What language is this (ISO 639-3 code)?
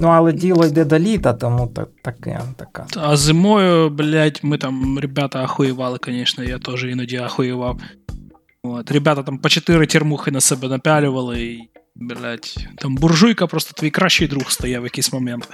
ukr